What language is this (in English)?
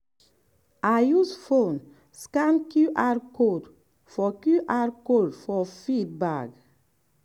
Nigerian Pidgin